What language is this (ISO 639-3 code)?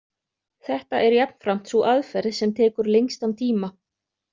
isl